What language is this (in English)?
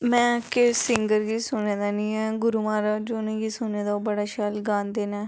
Dogri